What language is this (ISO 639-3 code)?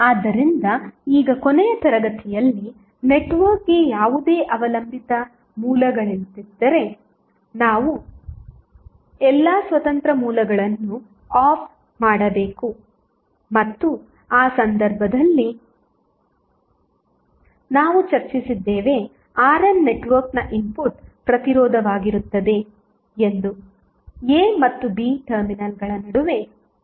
kan